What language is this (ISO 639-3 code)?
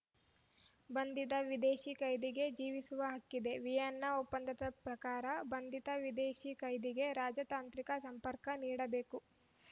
kan